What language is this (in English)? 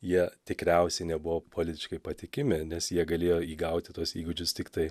Lithuanian